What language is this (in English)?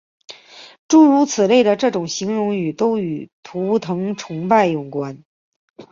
Chinese